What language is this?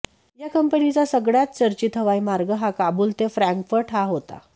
Marathi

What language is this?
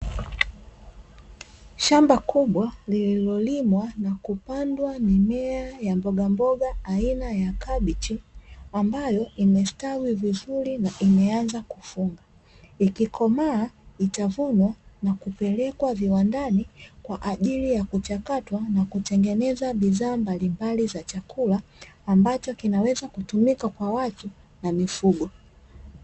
Swahili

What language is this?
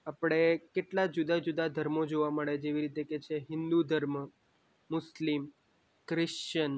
Gujarati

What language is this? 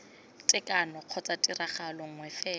Tswana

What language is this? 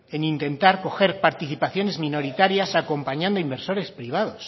Spanish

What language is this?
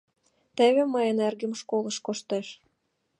Mari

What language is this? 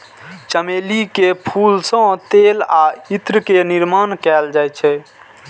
Maithili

